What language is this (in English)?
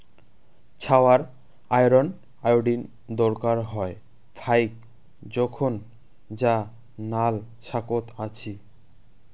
Bangla